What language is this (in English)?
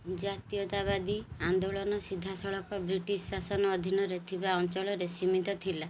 Odia